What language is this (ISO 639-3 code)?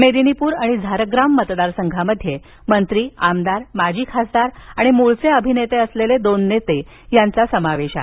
mar